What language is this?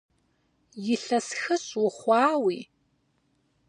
Kabardian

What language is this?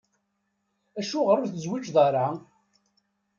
Kabyle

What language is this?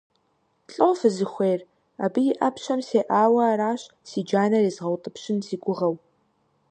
Kabardian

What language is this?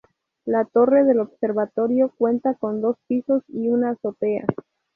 Spanish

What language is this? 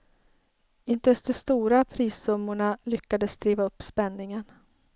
Swedish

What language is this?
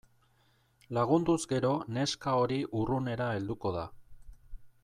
Basque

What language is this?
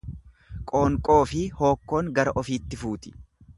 Oromo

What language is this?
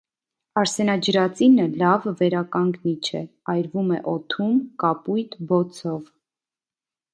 Armenian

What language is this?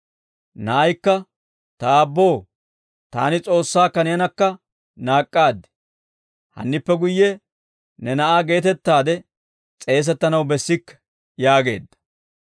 Dawro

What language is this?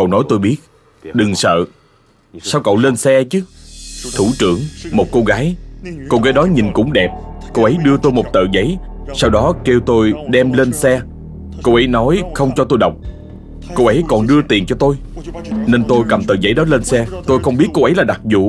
Vietnamese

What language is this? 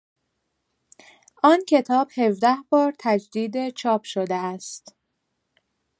Persian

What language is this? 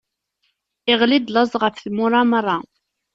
Kabyle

